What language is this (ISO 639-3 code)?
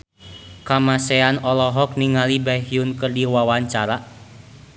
sun